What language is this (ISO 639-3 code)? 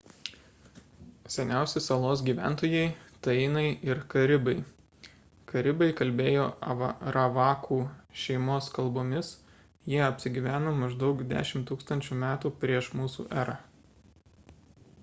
lit